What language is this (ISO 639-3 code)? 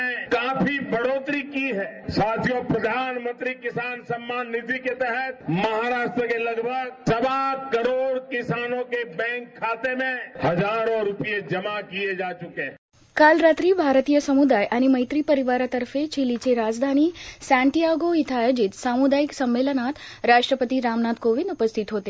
mar